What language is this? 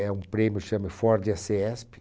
Portuguese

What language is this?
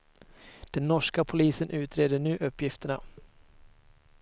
Swedish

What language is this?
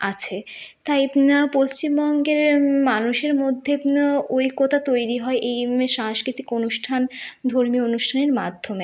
Bangla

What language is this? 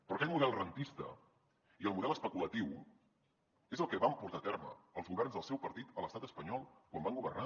Catalan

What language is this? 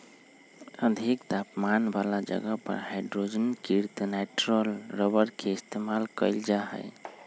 Magahi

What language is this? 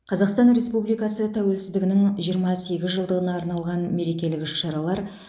Kazakh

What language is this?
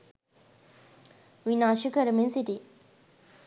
Sinhala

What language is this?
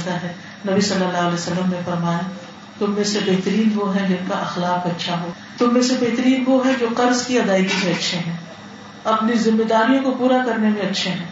Urdu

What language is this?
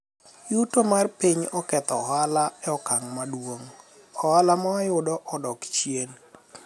Luo (Kenya and Tanzania)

